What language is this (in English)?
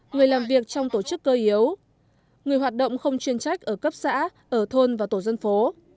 Vietnamese